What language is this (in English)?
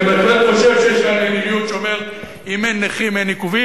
Hebrew